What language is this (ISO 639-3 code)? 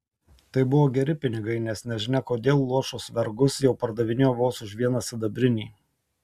lit